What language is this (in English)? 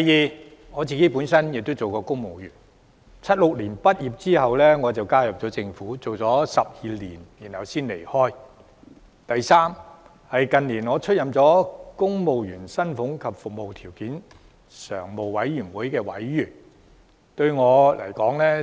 Cantonese